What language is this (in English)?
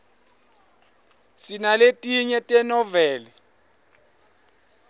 Swati